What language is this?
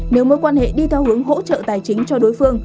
Vietnamese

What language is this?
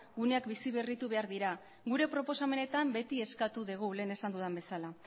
Basque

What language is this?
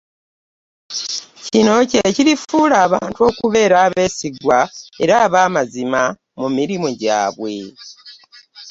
Ganda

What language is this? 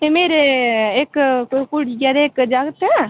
Dogri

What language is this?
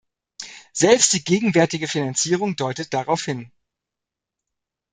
German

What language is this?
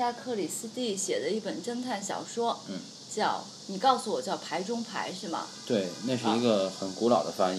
Chinese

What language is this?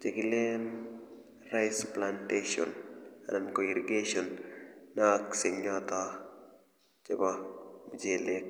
Kalenjin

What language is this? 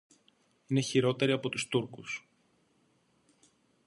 Greek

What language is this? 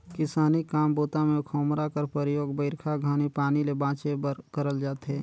Chhattisgarhi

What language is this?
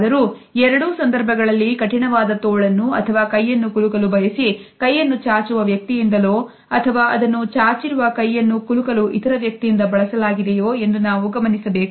Kannada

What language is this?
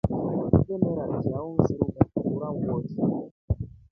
Rombo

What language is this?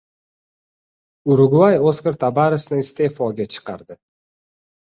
Uzbek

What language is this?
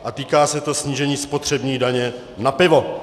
Czech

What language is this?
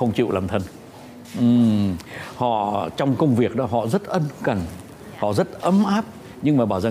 Vietnamese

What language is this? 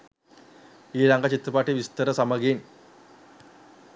Sinhala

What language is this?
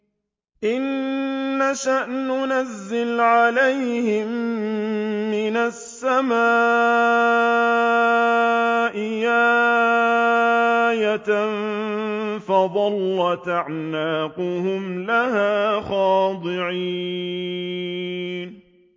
Arabic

